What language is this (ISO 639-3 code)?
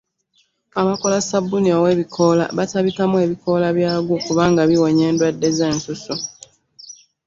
lug